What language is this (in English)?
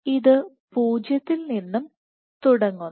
Malayalam